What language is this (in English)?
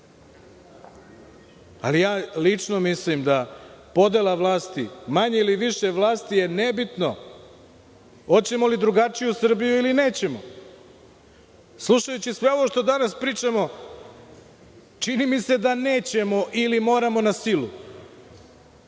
Serbian